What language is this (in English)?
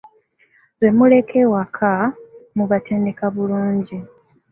Ganda